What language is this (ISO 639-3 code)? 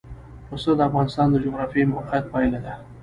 pus